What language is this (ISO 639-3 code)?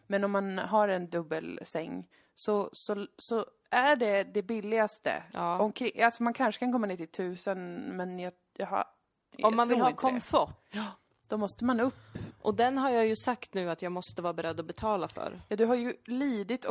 swe